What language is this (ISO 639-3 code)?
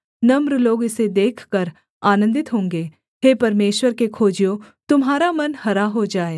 hin